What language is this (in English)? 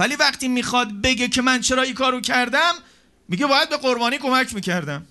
Persian